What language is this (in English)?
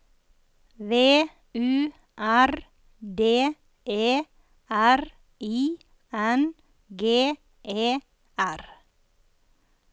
Norwegian